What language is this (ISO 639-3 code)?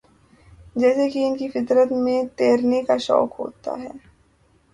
urd